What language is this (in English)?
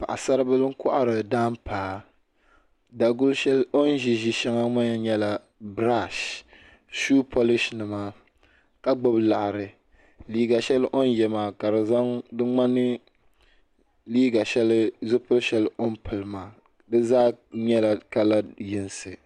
Dagbani